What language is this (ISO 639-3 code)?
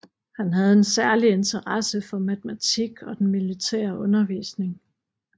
dan